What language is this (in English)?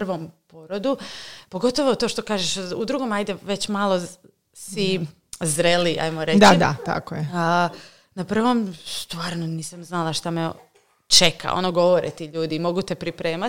Croatian